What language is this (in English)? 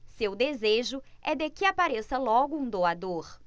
Portuguese